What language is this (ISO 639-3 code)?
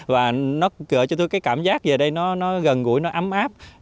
vie